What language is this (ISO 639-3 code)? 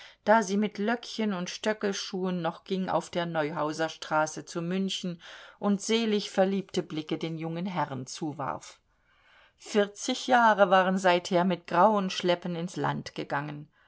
deu